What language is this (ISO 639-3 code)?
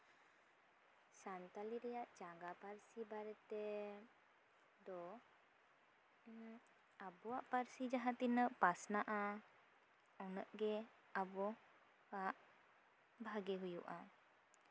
sat